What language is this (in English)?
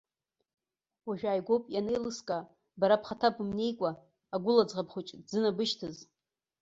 Abkhazian